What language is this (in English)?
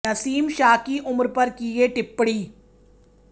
Hindi